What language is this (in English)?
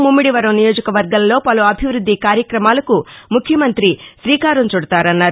Telugu